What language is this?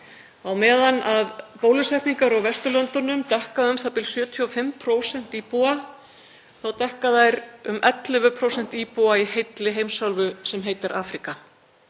Icelandic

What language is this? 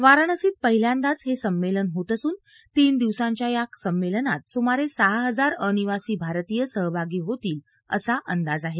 Marathi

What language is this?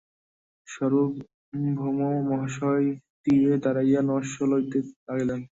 Bangla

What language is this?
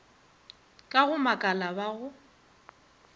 Northern Sotho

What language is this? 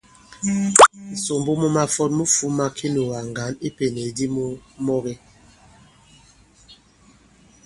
Bankon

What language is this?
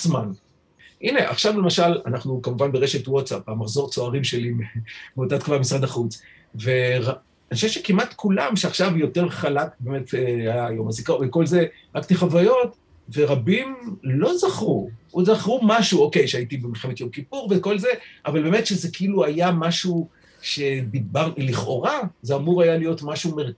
Hebrew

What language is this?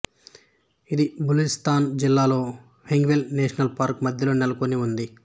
Telugu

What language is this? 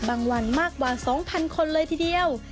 Thai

